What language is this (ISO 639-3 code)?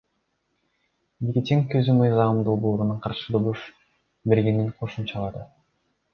kir